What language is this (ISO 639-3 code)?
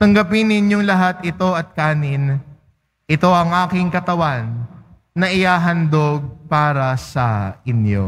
fil